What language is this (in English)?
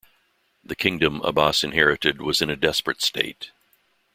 English